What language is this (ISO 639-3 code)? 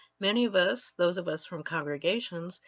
eng